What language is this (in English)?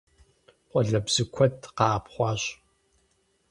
Kabardian